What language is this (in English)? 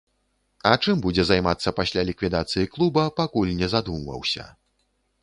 Belarusian